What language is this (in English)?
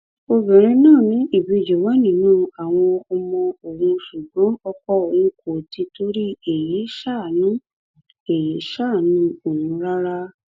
Yoruba